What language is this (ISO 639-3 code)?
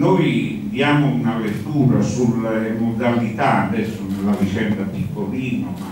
ita